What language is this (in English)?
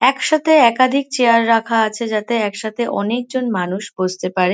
Bangla